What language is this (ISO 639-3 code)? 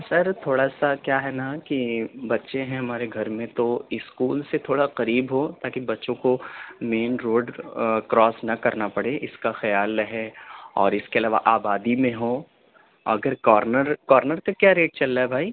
urd